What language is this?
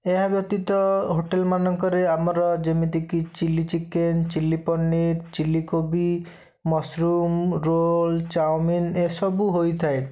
Odia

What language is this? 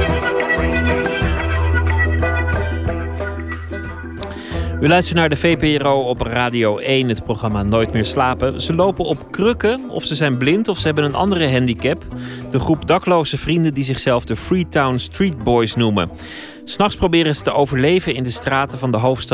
Dutch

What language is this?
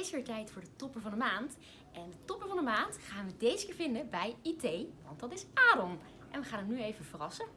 Dutch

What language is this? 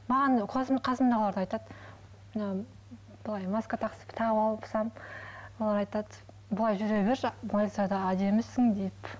Kazakh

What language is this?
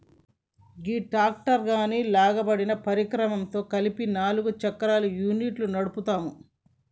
Telugu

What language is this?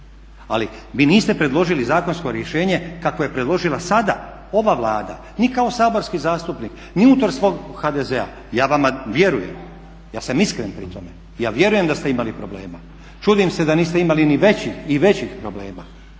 Croatian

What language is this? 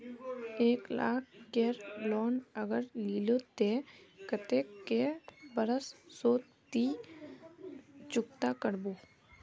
Magahi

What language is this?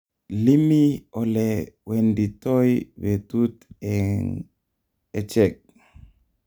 Kalenjin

